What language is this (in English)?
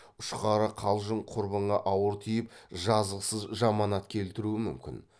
Kazakh